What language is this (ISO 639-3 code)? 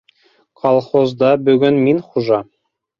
bak